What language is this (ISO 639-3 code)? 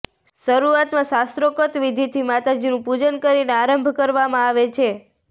guj